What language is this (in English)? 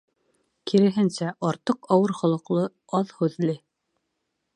Bashkir